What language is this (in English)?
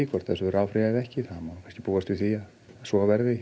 Icelandic